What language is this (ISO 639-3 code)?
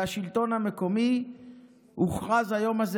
heb